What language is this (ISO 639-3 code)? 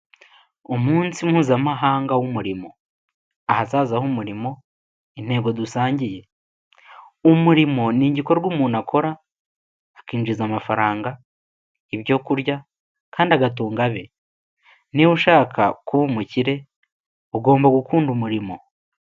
kin